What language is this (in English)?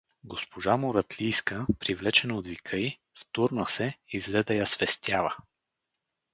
Bulgarian